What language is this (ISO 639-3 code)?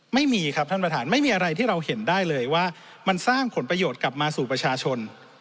tha